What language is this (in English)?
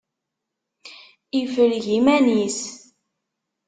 Kabyle